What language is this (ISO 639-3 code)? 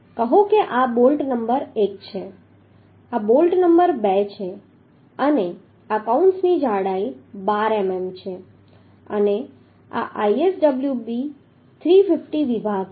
guj